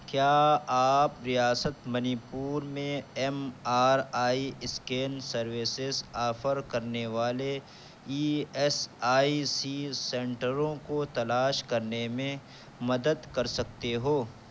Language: Urdu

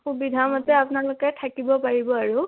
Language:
Assamese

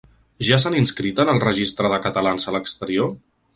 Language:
Catalan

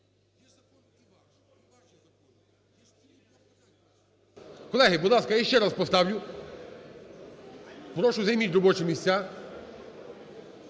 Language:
Ukrainian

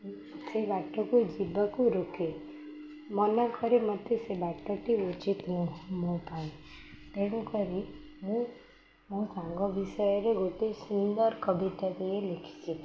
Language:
Odia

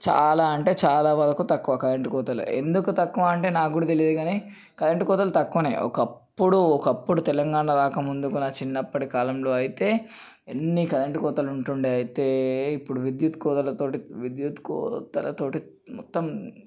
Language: Telugu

